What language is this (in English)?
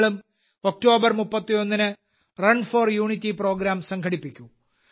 Malayalam